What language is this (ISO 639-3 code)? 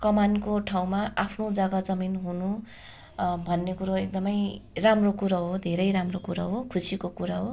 nep